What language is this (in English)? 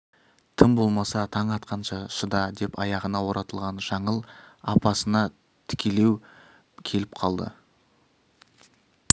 Kazakh